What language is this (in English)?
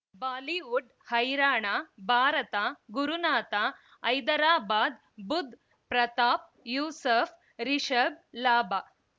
Kannada